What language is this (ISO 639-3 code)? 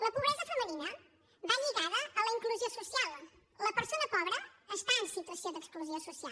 cat